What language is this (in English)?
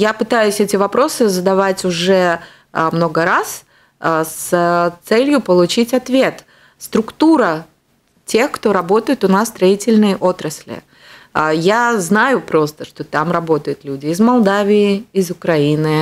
Russian